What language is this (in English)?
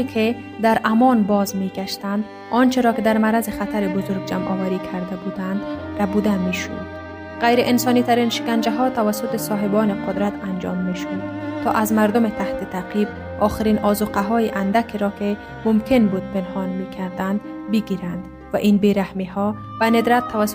Persian